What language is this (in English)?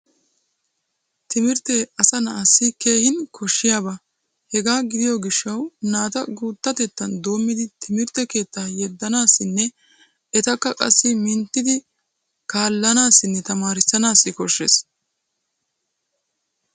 Wolaytta